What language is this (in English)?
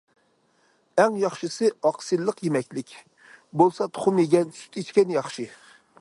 Uyghur